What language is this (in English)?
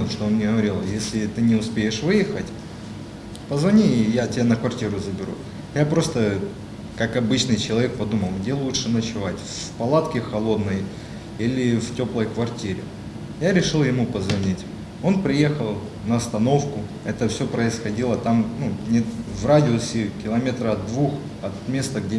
Russian